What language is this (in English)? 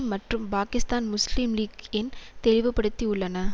Tamil